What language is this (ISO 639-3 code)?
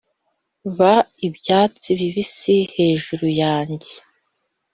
kin